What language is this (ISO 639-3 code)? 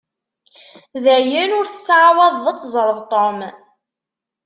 kab